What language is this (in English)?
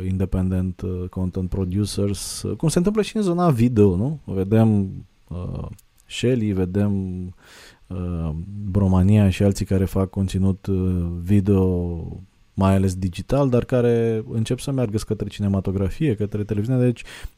Romanian